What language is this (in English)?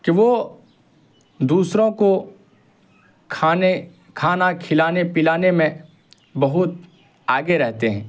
Urdu